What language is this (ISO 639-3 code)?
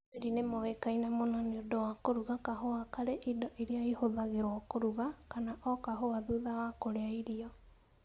kik